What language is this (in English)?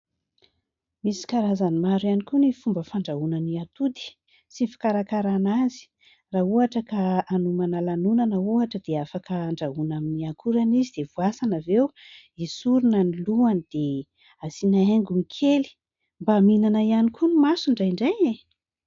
Malagasy